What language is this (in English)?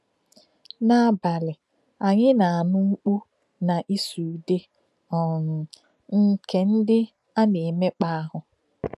Igbo